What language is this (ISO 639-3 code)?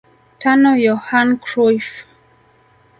swa